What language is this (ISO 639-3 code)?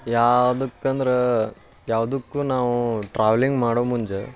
kan